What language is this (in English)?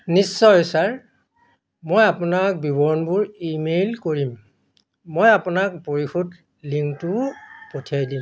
Assamese